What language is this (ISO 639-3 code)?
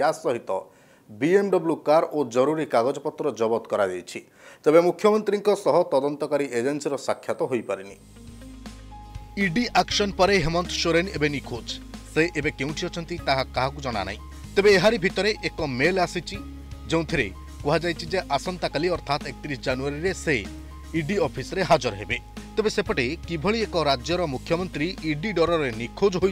hin